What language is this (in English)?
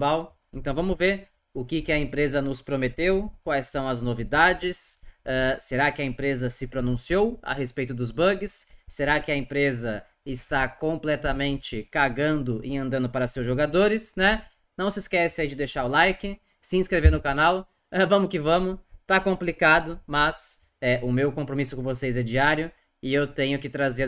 Portuguese